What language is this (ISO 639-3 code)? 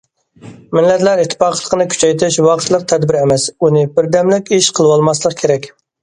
uig